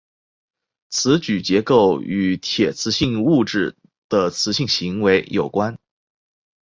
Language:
Chinese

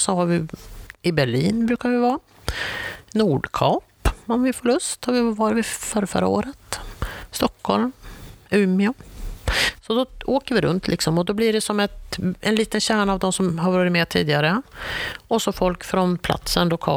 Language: Swedish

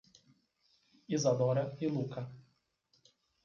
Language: Portuguese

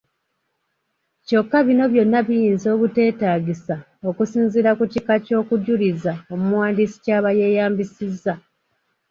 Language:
Ganda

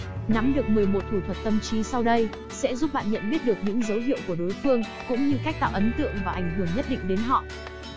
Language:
Vietnamese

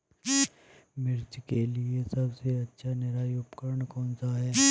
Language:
Hindi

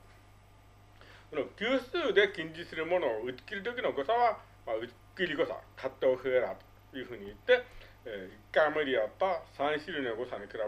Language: Japanese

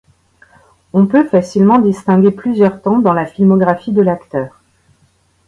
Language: French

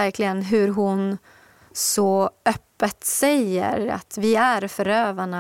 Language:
Swedish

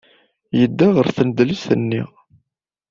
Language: Kabyle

